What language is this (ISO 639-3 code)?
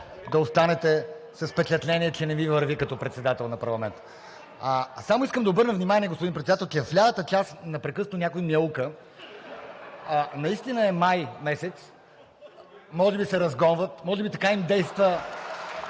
bul